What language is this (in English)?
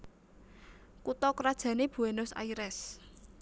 Javanese